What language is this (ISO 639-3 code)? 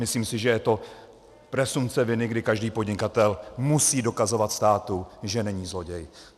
ces